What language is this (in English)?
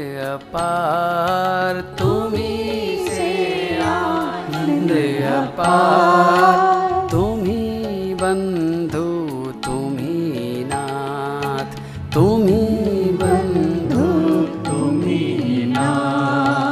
Hindi